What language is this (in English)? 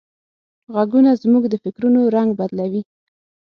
Pashto